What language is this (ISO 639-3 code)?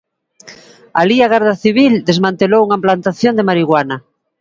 glg